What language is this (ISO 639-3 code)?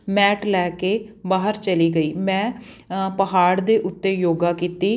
pan